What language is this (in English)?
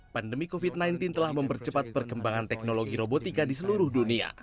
Indonesian